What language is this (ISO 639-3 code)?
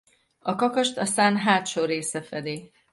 hun